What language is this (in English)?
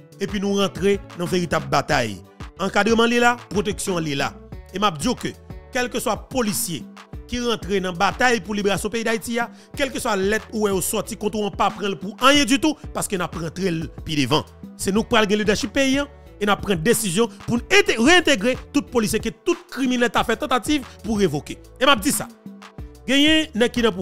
French